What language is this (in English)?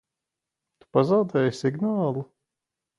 Latvian